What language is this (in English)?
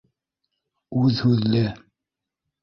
Bashkir